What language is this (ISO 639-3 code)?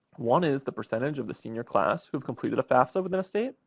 eng